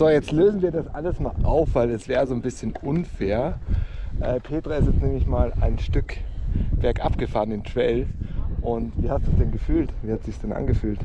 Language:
German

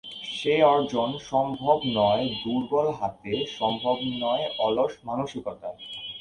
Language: Bangla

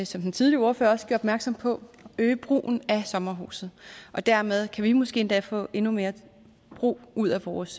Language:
Danish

